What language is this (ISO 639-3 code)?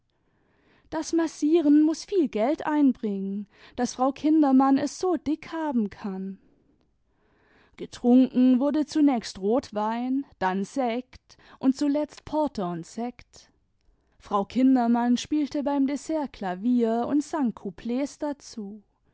deu